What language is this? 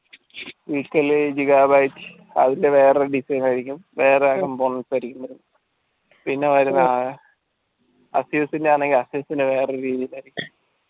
Malayalam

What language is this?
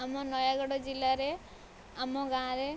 Odia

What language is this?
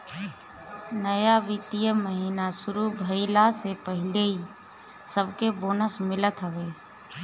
Bhojpuri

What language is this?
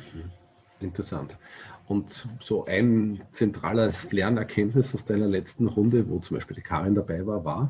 German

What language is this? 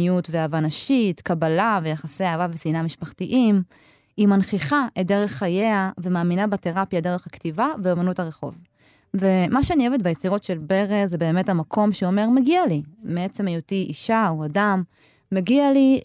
Hebrew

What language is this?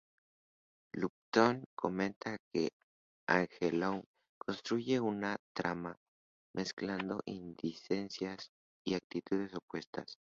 Spanish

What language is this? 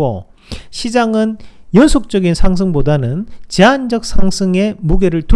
Korean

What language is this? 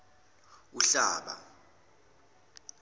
Zulu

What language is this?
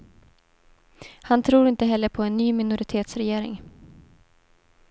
Swedish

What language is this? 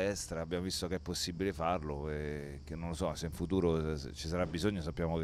Italian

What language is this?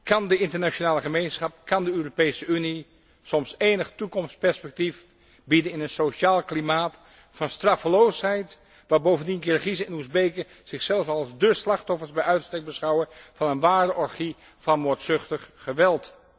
Dutch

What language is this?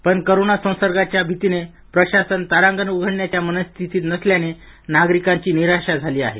Marathi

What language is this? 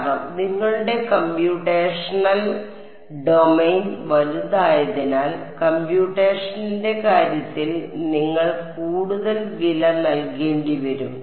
Malayalam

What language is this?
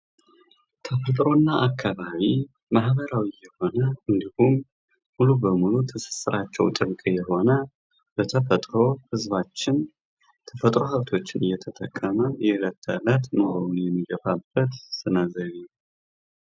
Amharic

